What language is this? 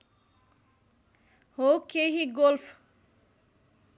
Nepali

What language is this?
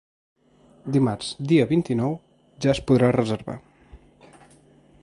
Catalan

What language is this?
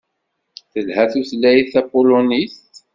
Kabyle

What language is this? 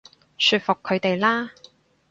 Cantonese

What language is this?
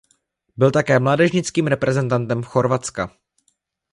Czech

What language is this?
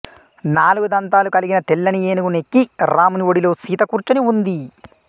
Telugu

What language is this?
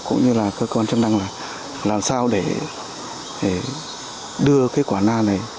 Vietnamese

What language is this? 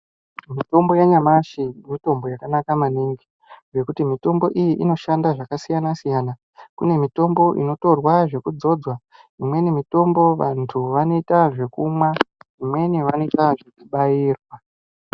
Ndau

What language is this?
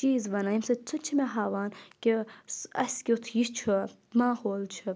Kashmiri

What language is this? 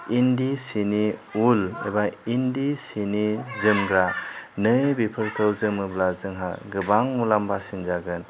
Bodo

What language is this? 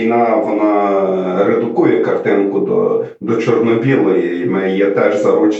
Ukrainian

